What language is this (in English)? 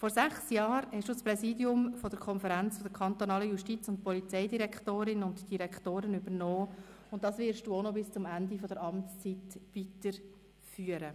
Swiss German